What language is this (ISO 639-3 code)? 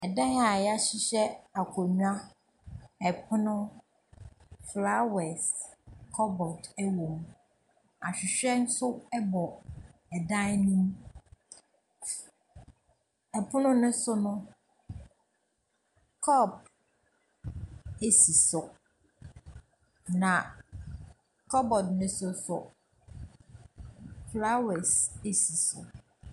aka